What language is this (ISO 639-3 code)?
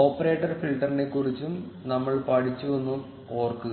mal